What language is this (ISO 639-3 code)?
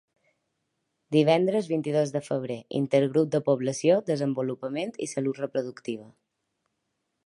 cat